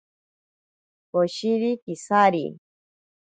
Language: Ashéninka Perené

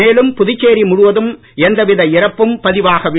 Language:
Tamil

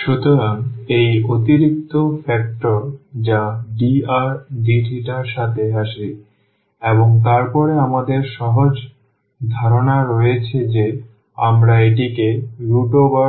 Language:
Bangla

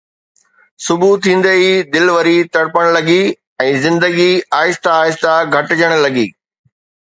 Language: Sindhi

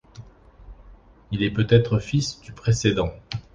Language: French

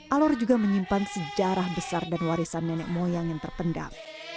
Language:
Indonesian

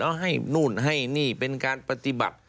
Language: Thai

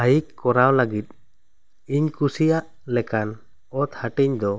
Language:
Santali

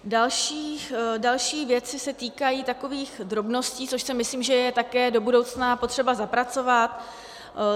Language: Czech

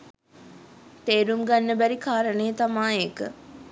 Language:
Sinhala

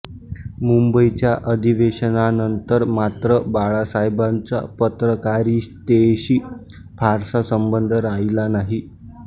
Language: Marathi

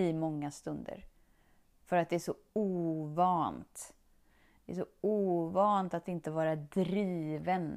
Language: Swedish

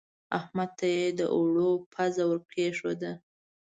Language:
Pashto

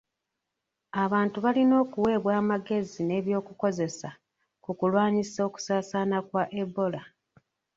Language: Ganda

